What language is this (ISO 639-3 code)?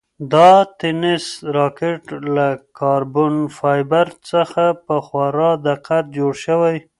pus